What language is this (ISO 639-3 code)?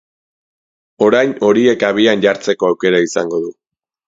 eus